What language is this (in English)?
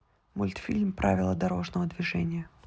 Russian